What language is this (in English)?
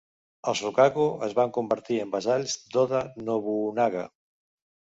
Catalan